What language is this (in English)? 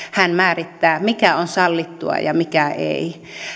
Finnish